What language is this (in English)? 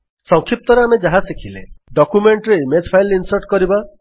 Odia